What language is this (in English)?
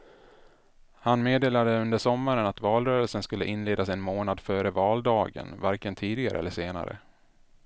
Swedish